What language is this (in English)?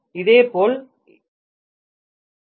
Tamil